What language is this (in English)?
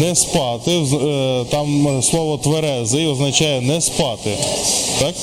Ukrainian